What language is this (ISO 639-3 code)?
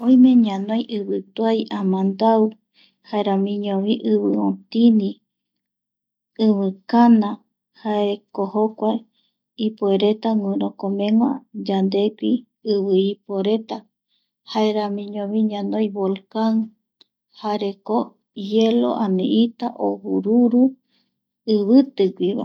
gui